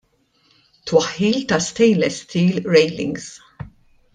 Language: Maltese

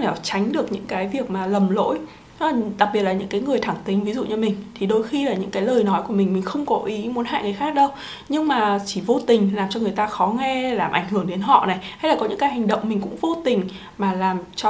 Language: Vietnamese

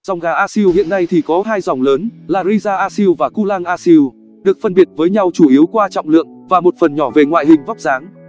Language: Vietnamese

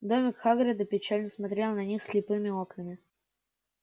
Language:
Russian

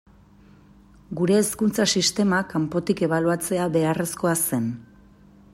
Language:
Basque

